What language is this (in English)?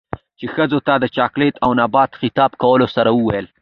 Pashto